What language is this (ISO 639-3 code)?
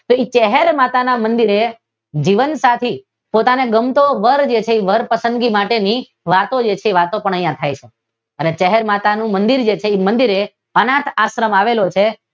guj